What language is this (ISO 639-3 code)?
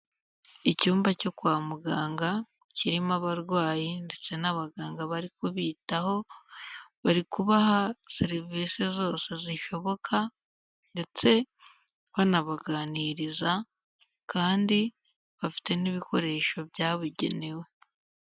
kin